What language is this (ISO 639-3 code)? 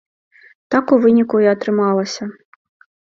bel